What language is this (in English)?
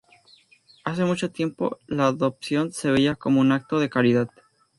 Spanish